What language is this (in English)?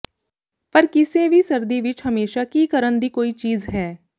Punjabi